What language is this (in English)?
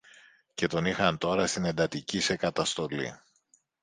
Greek